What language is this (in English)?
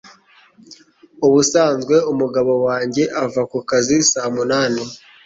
Kinyarwanda